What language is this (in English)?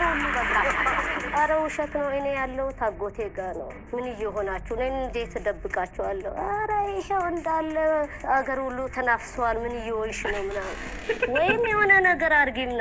Arabic